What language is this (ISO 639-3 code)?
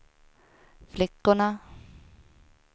swe